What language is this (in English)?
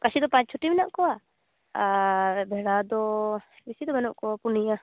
Santali